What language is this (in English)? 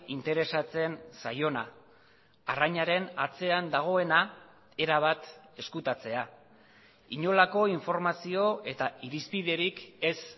Basque